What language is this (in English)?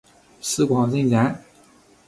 Chinese